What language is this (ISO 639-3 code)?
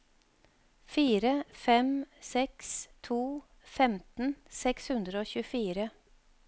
nor